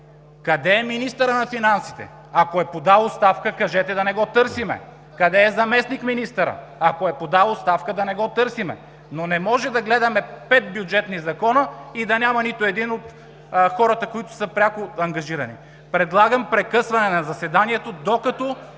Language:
Bulgarian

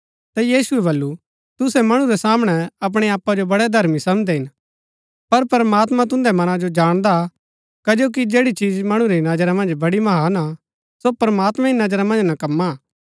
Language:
Gaddi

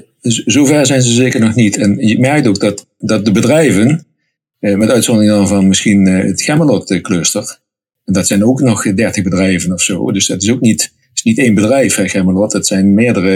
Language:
Dutch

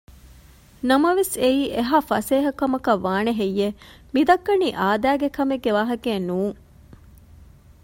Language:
Divehi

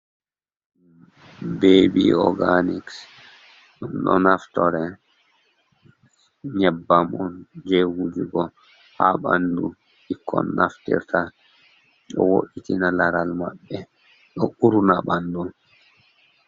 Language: Fula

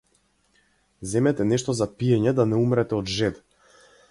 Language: Macedonian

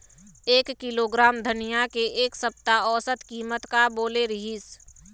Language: Chhattisgarhi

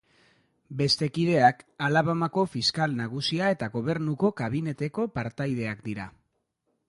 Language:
Basque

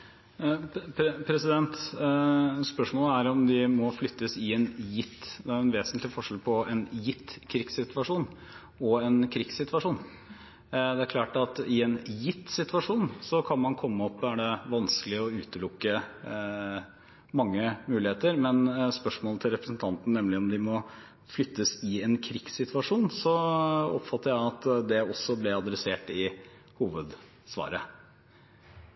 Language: Norwegian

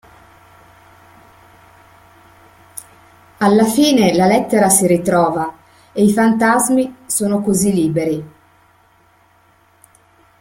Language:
Italian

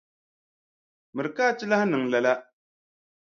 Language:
Dagbani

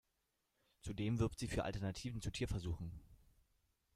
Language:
German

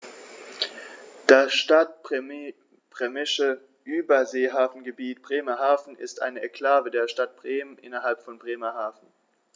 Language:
German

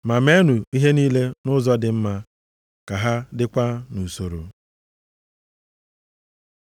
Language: Igbo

